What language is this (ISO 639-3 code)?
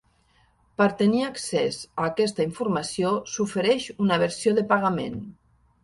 cat